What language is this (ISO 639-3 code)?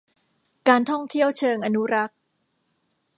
tha